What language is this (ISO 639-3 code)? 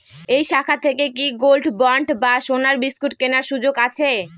ben